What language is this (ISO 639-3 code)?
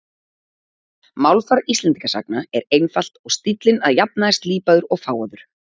isl